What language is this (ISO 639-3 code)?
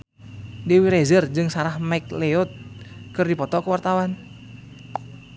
sun